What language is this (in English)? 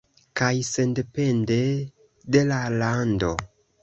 Esperanto